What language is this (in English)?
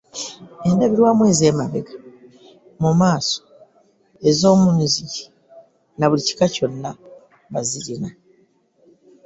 Ganda